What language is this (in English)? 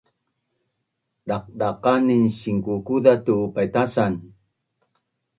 Bunun